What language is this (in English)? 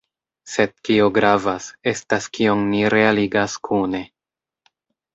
Esperanto